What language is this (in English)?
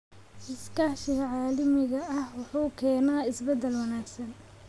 Somali